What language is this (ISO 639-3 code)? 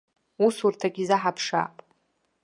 abk